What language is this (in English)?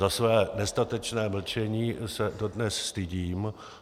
Czech